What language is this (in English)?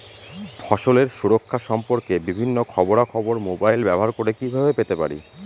Bangla